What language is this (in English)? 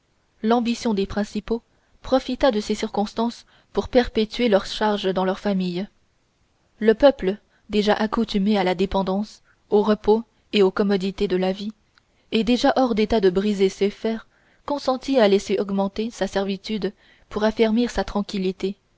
French